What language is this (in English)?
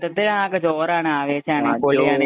Malayalam